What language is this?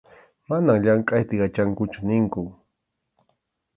Arequipa-La Unión Quechua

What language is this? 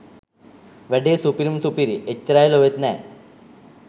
Sinhala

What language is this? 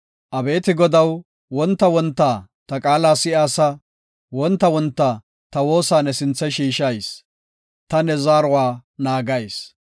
Gofa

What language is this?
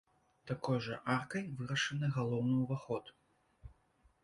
Belarusian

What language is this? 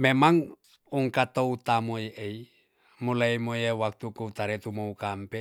Tonsea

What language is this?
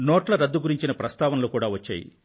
Telugu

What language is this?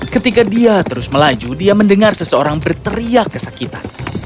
Indonesian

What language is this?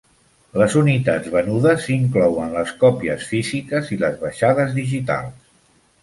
Catalan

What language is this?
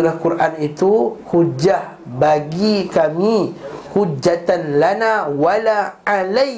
Malay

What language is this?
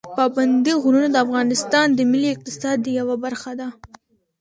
Pashto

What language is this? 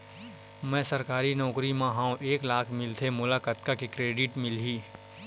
Chhattisgarhi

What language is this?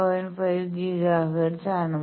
Malayalam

